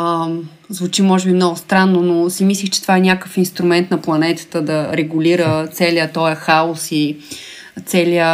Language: Bulgarian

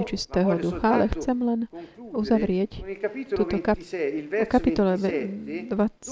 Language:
Slovak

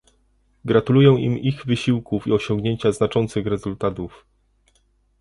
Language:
Polish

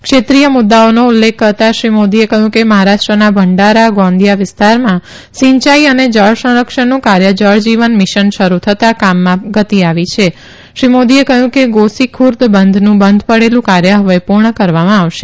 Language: Gujarati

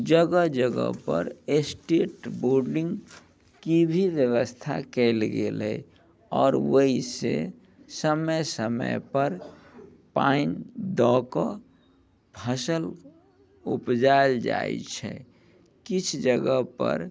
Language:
Maithili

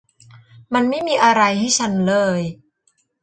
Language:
Thai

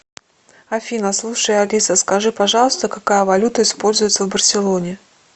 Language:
Russian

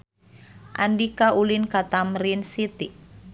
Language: Sundanese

